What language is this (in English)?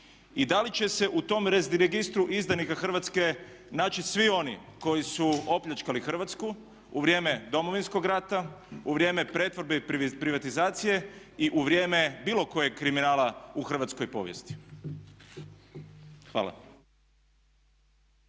Croatian